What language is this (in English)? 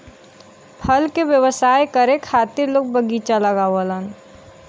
Bhojpuri